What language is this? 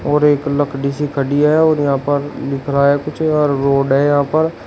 Hindi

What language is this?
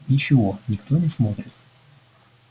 Russian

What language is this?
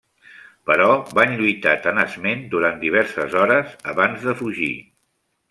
Catalan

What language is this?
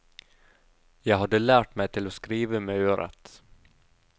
Norwegian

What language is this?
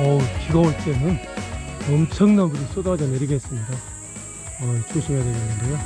Korean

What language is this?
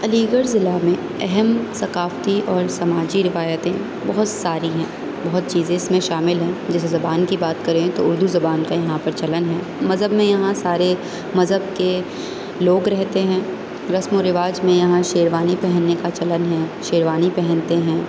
Urdu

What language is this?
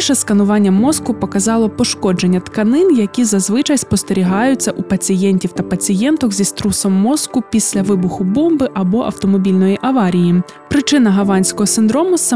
Ukrainian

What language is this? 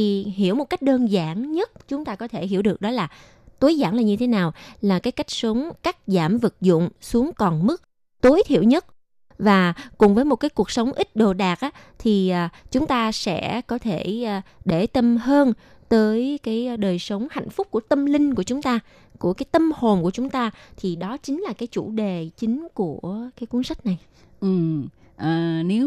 Vietnamese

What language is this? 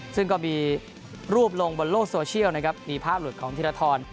Thai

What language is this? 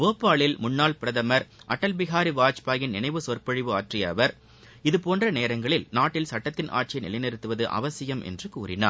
Tamil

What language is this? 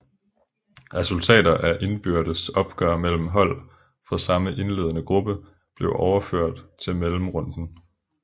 Danish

